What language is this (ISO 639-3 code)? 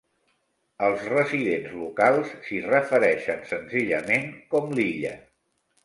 cat